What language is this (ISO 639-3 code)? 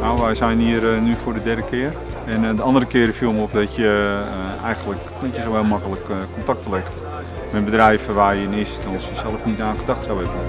nld